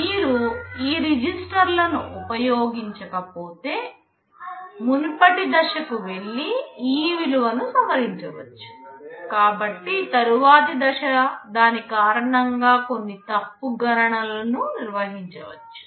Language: Telugu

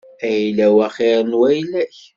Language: Kabyle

